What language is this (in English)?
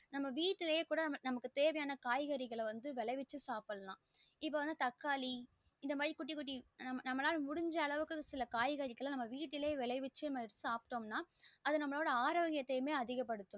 Tamil